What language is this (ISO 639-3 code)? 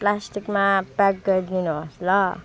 nep